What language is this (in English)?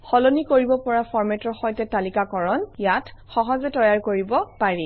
Assamese